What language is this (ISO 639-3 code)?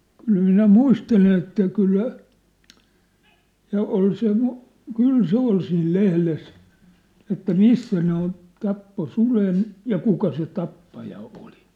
fin